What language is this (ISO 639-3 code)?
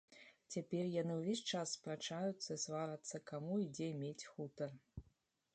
bel